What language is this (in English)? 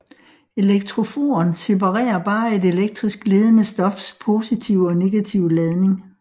Danish